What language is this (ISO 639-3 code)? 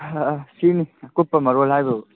mni